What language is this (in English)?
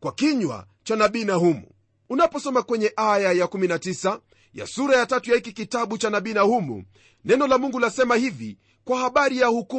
Swahili